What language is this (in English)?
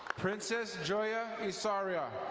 English